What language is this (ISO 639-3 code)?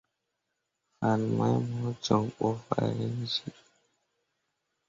mua